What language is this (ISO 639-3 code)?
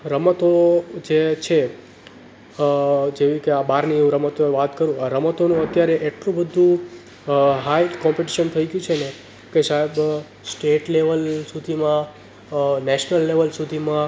guj